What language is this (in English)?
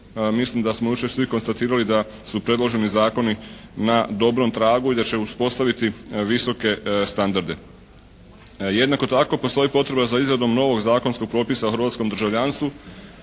Croatian